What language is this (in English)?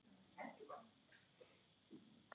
Icelandic